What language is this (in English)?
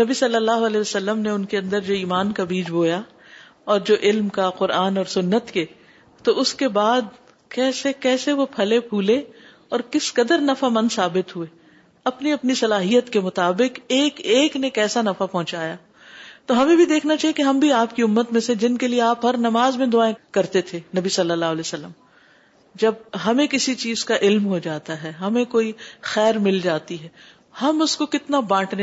Urdu